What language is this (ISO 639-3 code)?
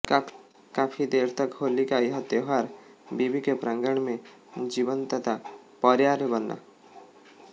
hin